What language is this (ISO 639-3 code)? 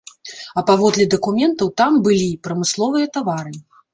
bel